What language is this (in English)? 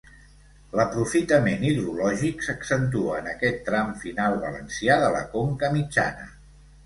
Catalan